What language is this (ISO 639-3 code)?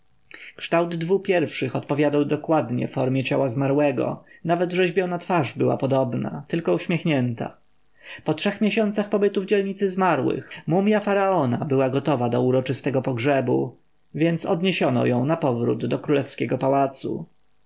pol